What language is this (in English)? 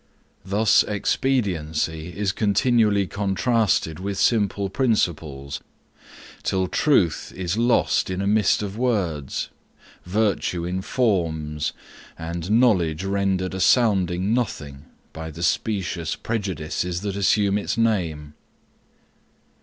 English